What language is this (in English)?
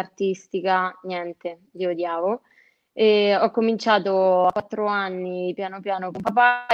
Italian